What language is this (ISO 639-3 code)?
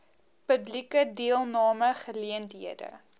afr